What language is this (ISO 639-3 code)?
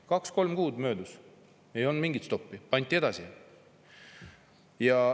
est